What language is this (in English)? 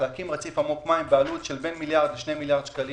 Hebrew